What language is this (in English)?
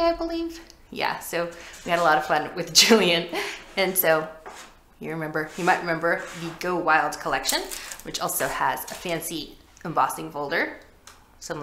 English